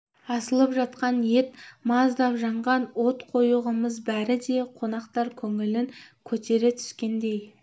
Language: Kazakh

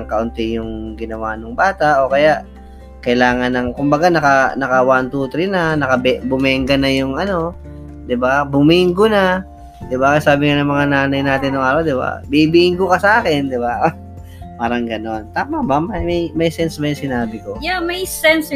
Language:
Filipino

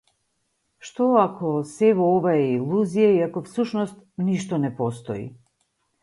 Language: Macedonian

